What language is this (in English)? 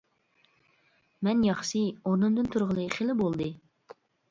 Uyghur